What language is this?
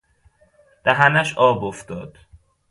Persian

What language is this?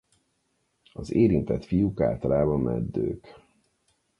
Hungarian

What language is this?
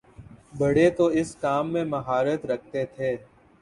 Urdu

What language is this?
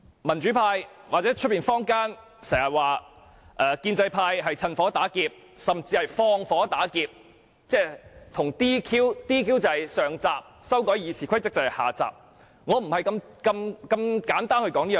Cantonese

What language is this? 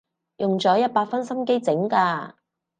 Cantonese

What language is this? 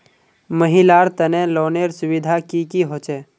Magahi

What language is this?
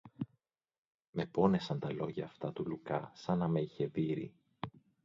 Greek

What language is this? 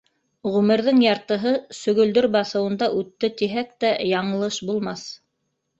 Bashkir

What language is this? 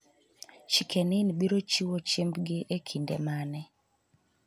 Luo (Kenya and Tanzania)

